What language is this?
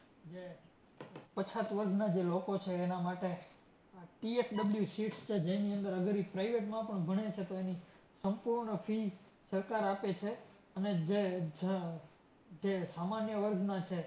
Gujarati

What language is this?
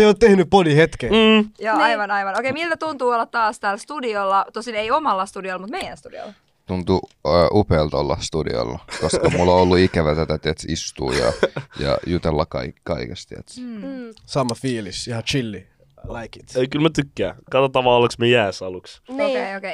Finnish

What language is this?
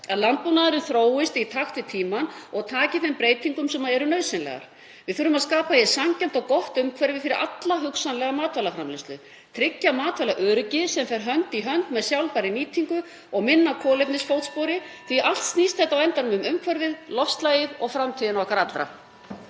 Icelandic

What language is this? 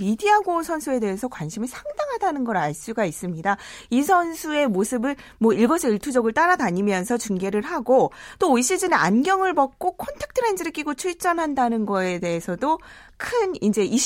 Korean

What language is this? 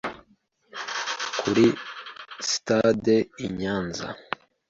Kinyarwanda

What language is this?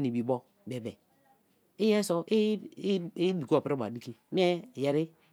Kalabari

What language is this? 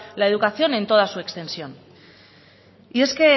Spanish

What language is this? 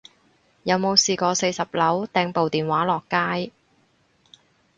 Cantonese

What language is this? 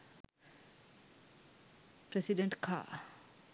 Sinhala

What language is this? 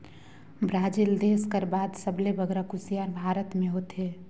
Chhattisgarhi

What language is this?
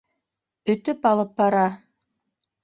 Bashkir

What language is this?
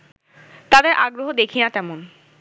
Bangla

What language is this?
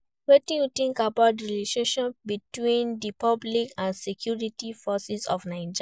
Nigerian Pidgin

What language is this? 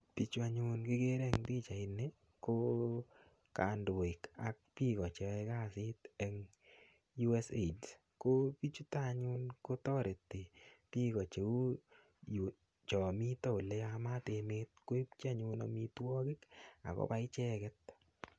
Kalenjin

